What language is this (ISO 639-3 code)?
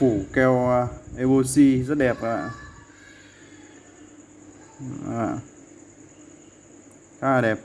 vie